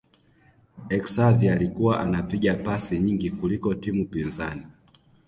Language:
Swahili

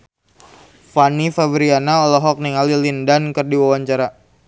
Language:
Sundanese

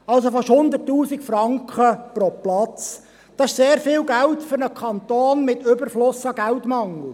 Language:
Swiss German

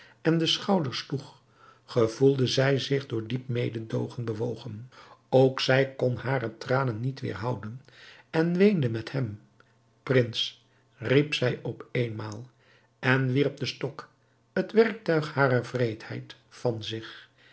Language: Dutch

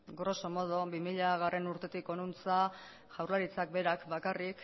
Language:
Basque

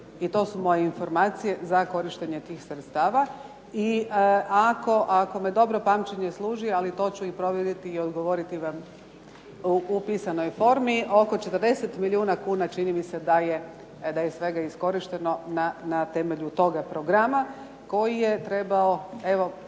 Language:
Croatian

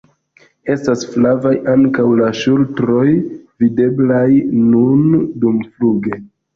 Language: Esperanto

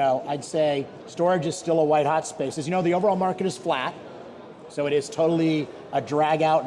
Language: English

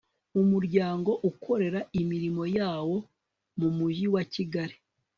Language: Kinyarwanda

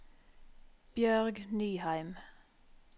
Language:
Norwegian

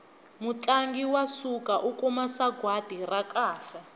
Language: Tsonga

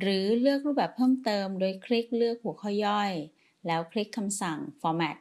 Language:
Thai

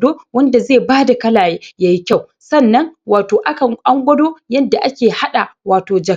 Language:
Hausa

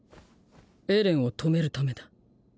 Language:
Japanese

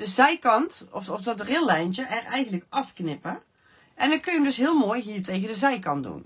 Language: Dutch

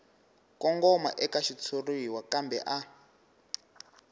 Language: Tsonga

